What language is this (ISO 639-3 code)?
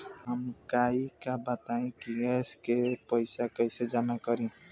bho